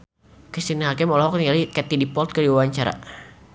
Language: Sundanese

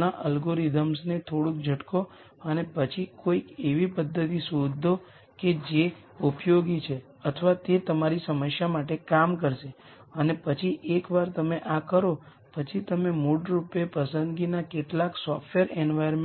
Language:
Gujarati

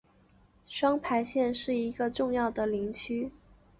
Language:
Chinese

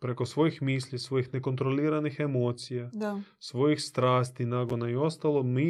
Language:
Croatian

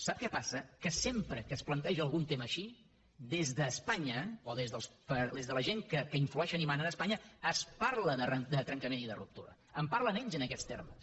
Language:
Catalan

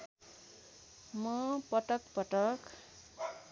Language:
Nepali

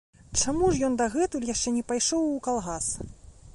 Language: Belarusian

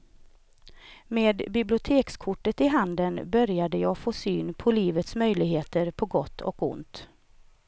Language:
Swedish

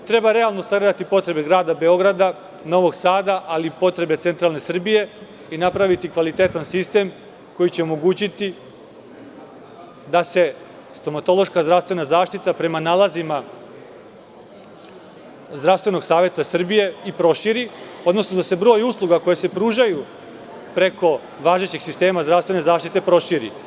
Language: Serbian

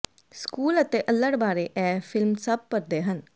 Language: Punjabi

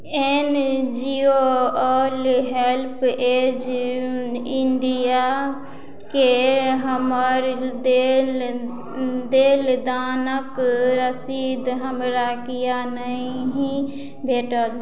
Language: Maithili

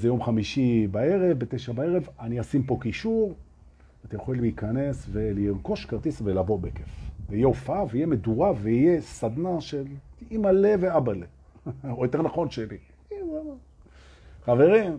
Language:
Hebrew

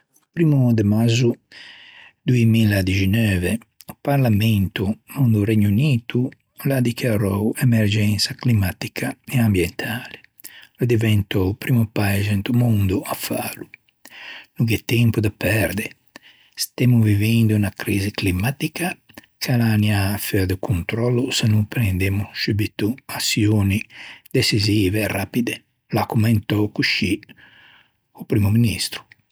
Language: Ligurian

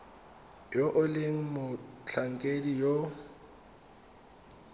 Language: Tswana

